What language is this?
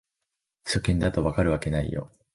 Japanese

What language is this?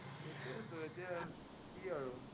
Assamese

